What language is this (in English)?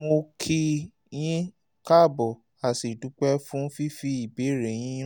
Yoruba